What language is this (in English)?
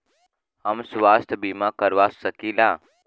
Bhojpuri